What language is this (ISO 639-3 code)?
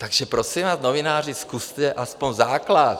ces